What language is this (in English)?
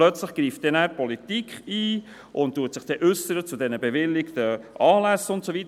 Swiss German